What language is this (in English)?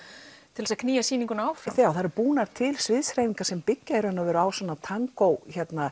Icelandic